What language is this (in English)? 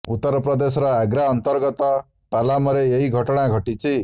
Odia